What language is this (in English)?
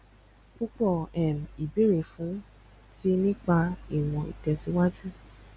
Yoruba